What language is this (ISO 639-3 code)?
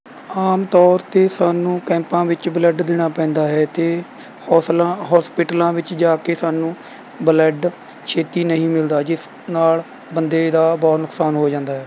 pan